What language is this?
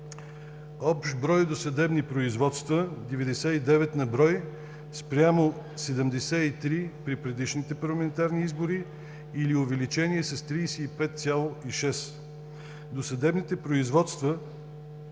Bulgarian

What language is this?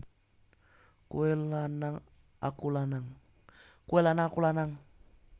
Javanese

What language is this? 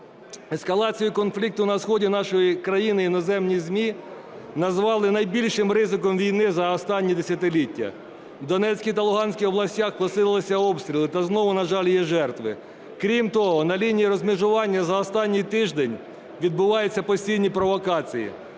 Ukrainian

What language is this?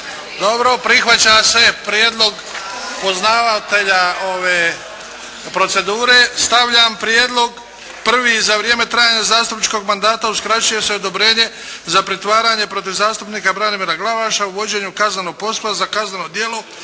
Croatian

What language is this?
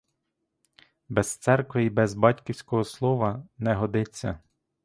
Ukrainian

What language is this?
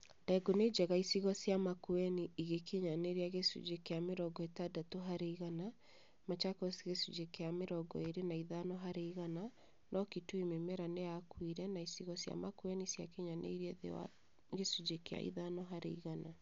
Kikuyu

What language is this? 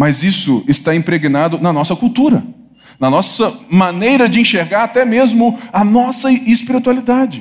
Portuguese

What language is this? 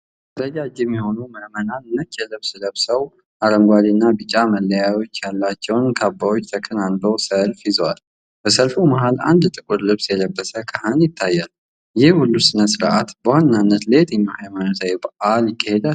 Amharic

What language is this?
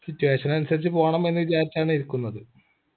Malayalam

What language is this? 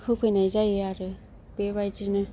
Bodo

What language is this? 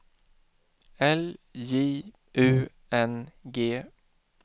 Swedish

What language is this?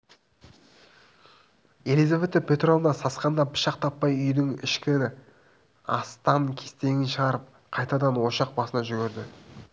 Kazakh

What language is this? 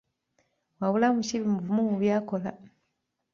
Ganda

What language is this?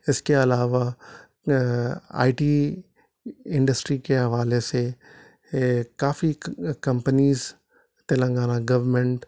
Urdu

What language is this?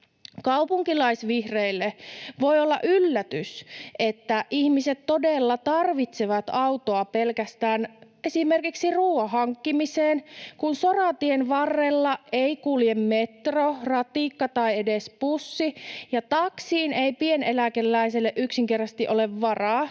Finnish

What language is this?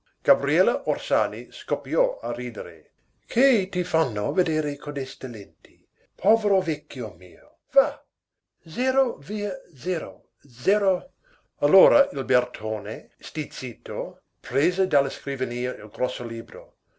Italian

